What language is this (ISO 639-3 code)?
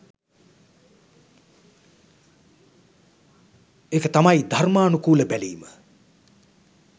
sin